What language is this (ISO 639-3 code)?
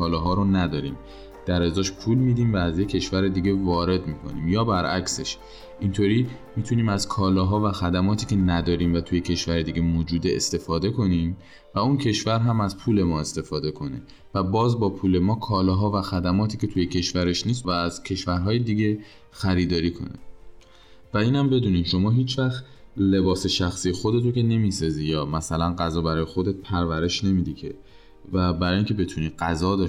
fas